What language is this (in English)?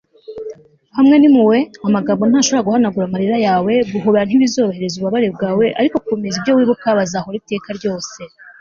Kinyarwanda